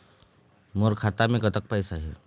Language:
Chhattisgarhi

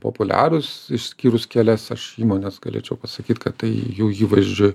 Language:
Lithuanian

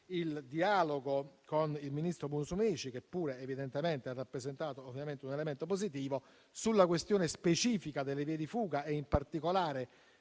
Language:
Italian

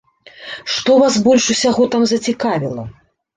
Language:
Belarusian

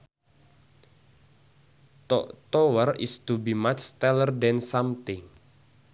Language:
Sundanese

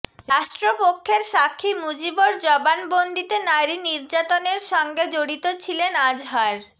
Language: Bangla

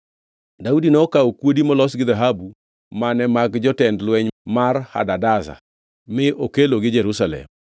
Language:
Luo (Kenya and Tanzania)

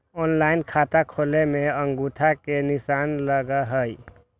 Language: Magahi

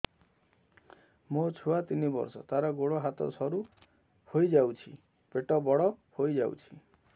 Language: Odia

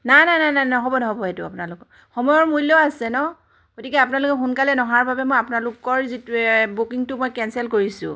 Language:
Assamese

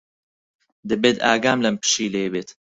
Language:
Central Kurdish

